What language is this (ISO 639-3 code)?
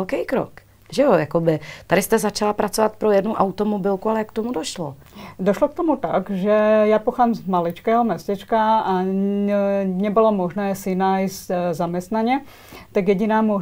ces